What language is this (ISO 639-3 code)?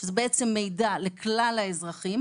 heb